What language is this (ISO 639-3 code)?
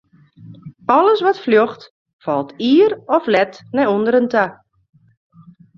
fry